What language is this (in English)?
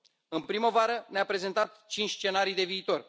Romanian